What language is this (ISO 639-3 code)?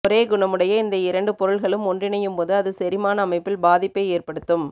tam